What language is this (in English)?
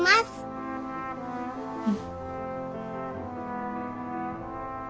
Japanese